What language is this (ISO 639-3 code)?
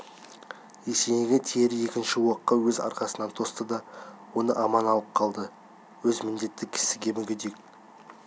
kaz